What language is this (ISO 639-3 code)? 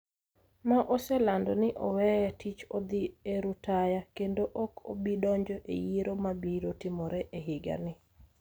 luo